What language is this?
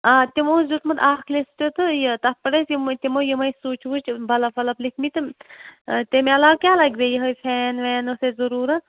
Kashmiri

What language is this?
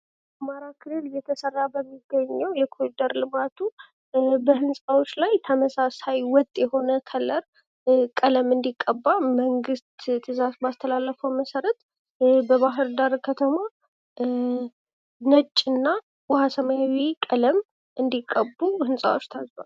Amharic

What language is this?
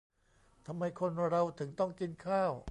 Thai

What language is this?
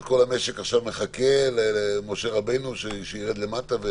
Hebrew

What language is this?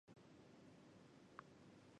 Chinese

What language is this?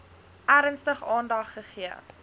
Afrikaans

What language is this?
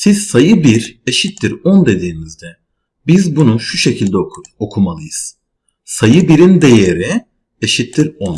Turkish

